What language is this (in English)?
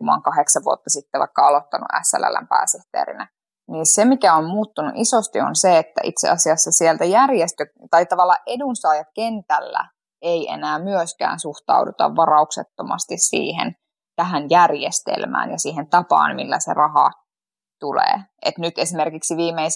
Finnish